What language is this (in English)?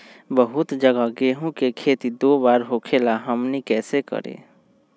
Magahi